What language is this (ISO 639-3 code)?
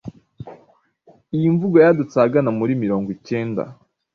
kin